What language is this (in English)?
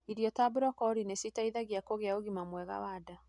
Kikuyu